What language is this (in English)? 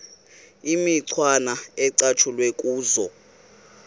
Xhosa